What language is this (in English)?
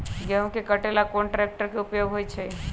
Magahi